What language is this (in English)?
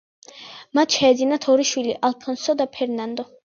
Georgian